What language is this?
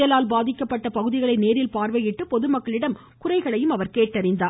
Tamil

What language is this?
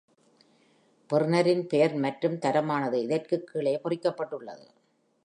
Tamil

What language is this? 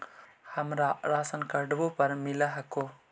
Magahi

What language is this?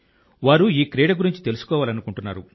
Telugu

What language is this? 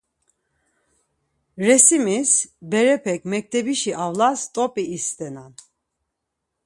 Laz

